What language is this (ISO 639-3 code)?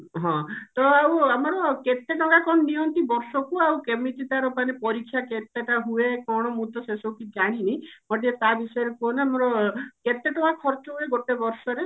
ori